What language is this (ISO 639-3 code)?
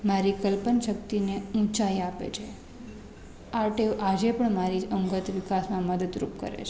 guj